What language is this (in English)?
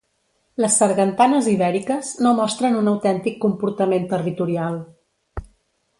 Catalan